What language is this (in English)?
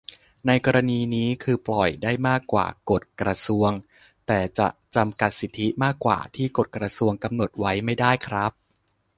Thai